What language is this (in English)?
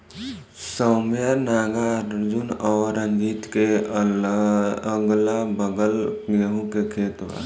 Bhojpuri